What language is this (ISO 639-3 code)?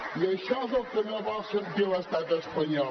cat